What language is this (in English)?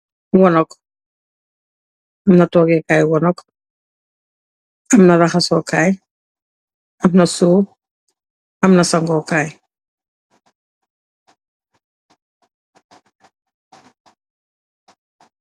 Wolof